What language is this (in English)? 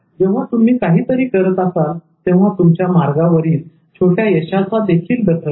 Marathi